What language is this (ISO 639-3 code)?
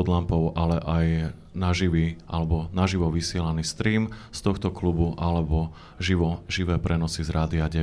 slk